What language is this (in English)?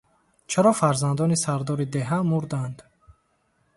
Tajik